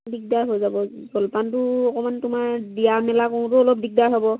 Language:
Assamese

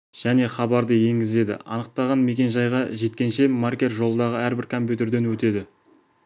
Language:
Kazakh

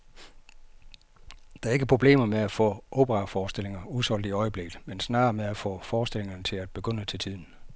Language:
Danish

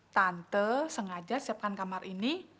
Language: Indonesian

